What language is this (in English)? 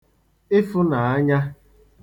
Igbo